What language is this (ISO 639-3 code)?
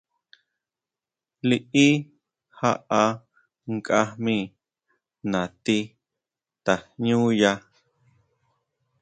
mau